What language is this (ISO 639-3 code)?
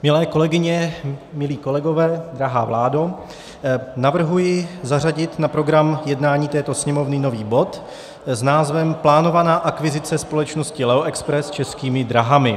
ces